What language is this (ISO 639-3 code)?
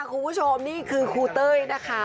tha